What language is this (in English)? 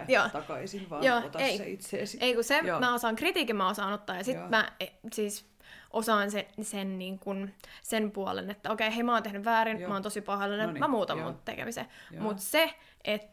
Finnish